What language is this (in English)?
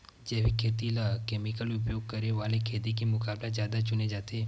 Chhattisgarhi